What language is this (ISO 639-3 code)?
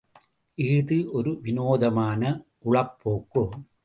tam